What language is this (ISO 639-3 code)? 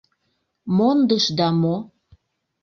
chm